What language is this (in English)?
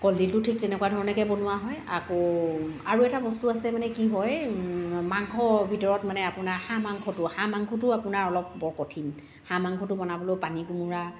Assamese